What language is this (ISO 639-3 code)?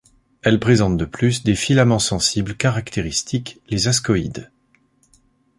fra